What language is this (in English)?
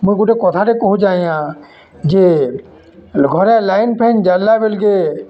Odia